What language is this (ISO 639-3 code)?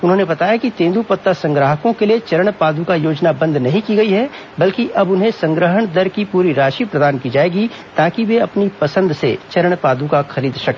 hin